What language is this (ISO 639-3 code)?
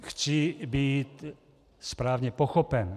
ces